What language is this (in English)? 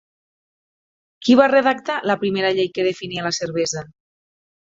Catalan